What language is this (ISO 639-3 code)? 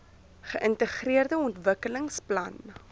afr